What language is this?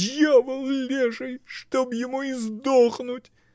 Russian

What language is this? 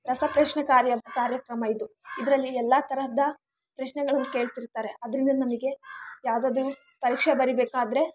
Kannada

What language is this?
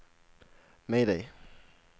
Swedish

